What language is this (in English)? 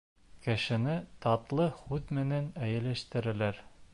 Bashkir